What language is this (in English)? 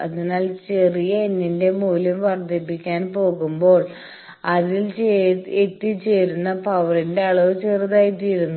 Malayalam